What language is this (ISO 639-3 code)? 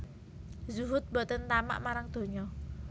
jav